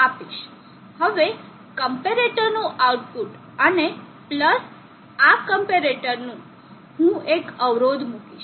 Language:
Gujarati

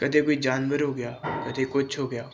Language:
Punjabi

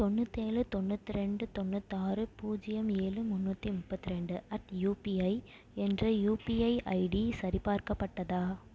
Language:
Tamil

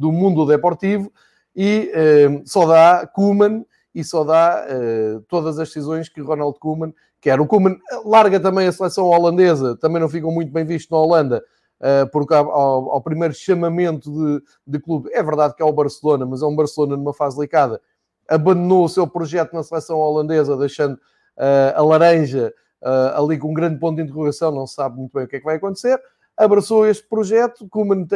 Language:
Portuguese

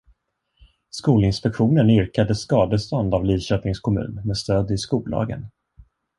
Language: Swedish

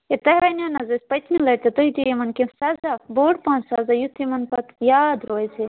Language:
Kashmiri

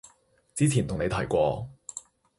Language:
Cantonese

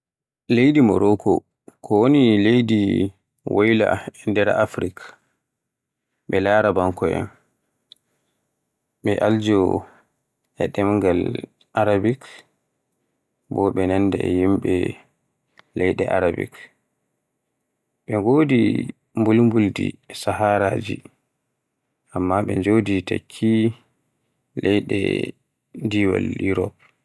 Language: Borgu Fulfulde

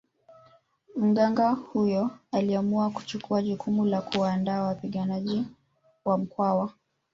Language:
Swahili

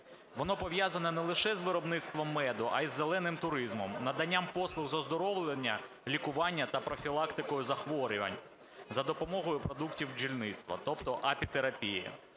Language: Ukrainian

